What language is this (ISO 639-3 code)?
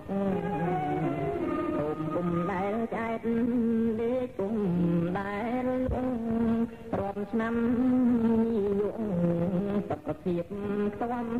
tha